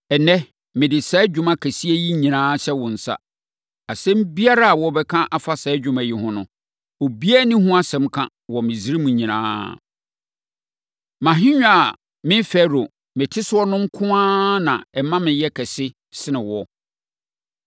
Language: Akan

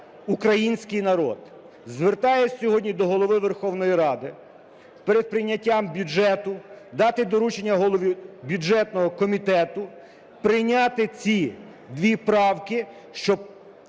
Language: Ukrainian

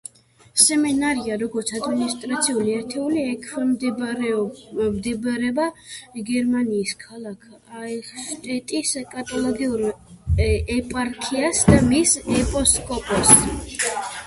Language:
Georgian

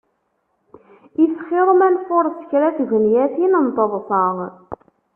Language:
Kabyle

